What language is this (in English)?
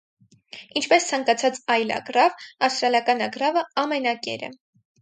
Armenian